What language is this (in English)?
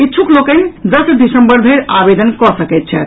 Maithili